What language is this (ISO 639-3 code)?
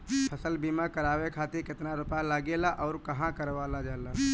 bho